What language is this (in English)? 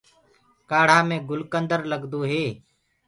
Gurgula